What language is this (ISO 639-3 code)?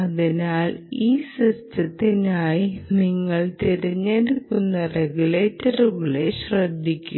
mal